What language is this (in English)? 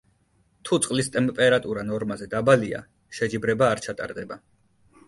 Georgian